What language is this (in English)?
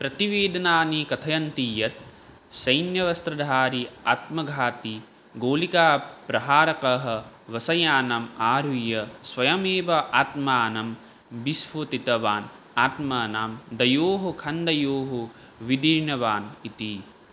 Sanskrit